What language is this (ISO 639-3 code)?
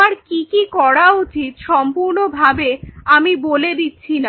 ben